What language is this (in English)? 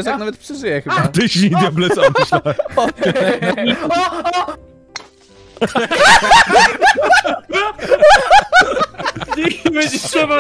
Polish